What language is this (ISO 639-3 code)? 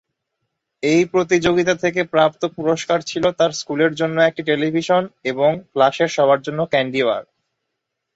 ben